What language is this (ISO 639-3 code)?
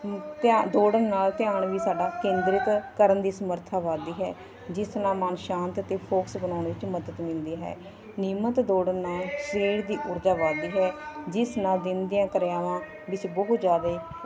pan